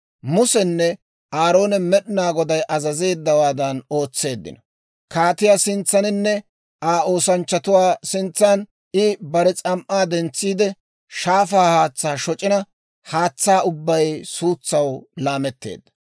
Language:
Dawro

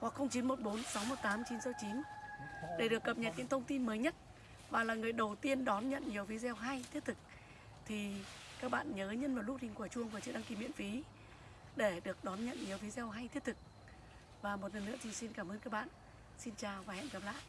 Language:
Vietnamese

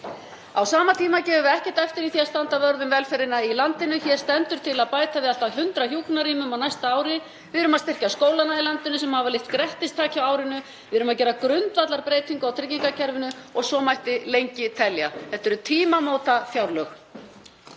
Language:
Icelandic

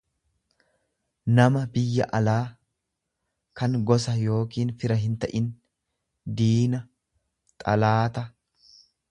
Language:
Oromo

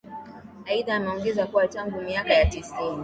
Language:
Swahili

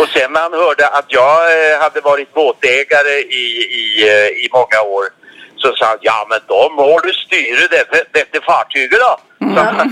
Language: Swedish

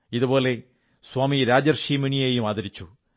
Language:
Malayalam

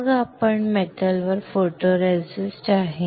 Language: Marathi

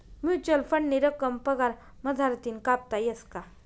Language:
Marathi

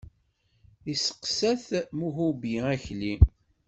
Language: Kabyle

